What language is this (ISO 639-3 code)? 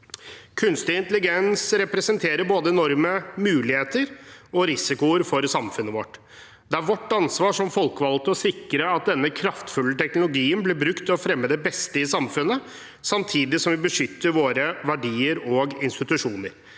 nor